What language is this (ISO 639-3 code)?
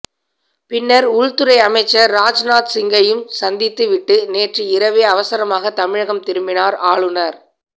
tam